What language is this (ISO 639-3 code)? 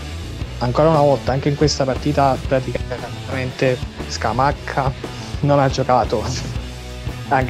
ita